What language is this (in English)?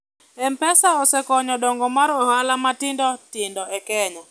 Luo (Kenya and Tanzania)